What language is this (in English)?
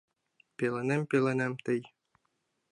Mari